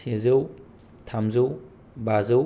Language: Bodo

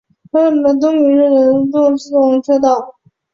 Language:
Chinese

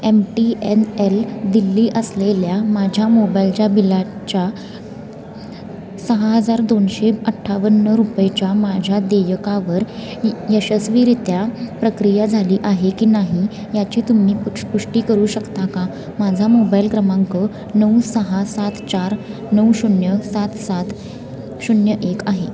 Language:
Marathi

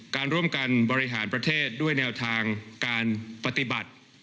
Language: Thai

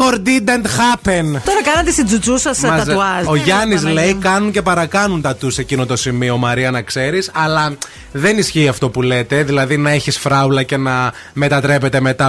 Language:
Greek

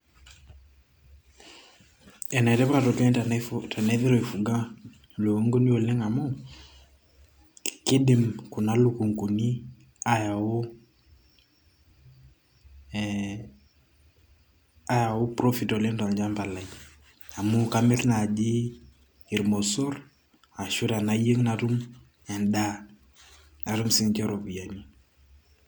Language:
Masai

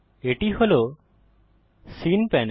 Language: Bangla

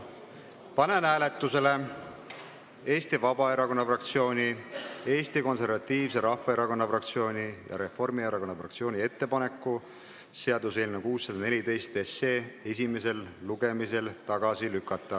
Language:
Estonian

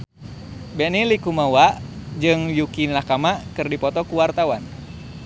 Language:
Sundanese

